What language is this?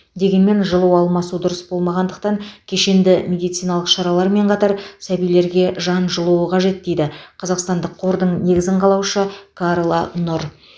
Kazakh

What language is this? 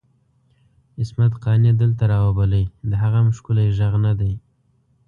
Pashto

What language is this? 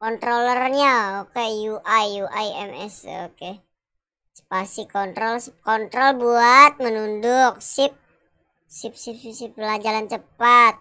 Indonesian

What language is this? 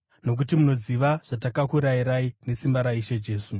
Shona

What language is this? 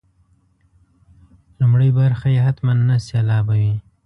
Pashto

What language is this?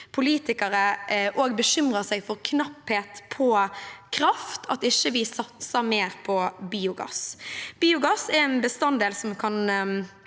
Norwegian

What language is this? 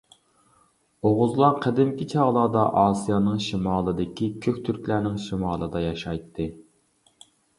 Uyghur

